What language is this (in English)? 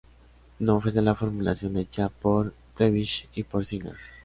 Spanish